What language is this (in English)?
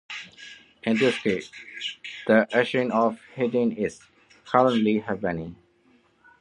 English